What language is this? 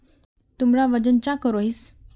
Magahi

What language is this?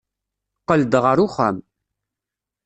Kabyle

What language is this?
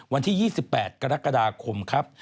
Thai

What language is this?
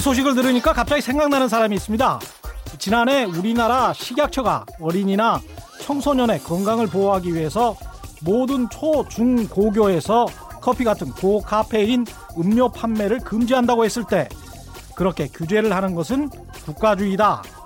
Korean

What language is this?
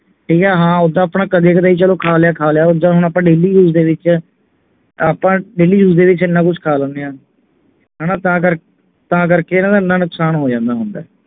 Punjabi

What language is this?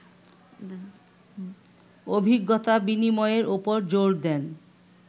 Bangla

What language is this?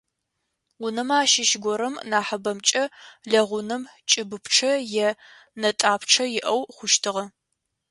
Adyghe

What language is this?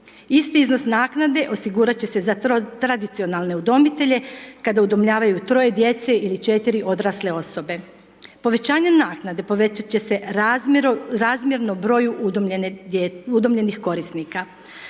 Croatian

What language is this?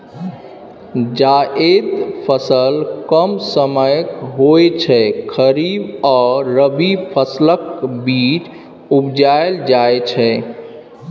Maithili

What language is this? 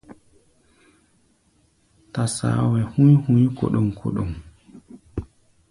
Gbaya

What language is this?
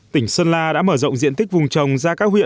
Vietnamese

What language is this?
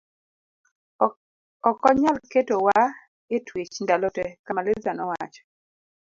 Luo (Kenya and Tanzania)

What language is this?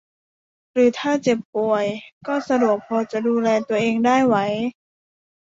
Thai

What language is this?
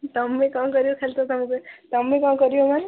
Odia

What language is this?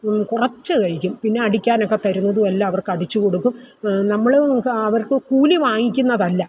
Malayalam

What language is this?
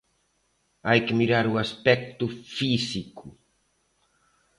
Galician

